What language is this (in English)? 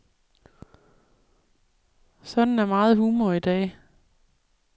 Danish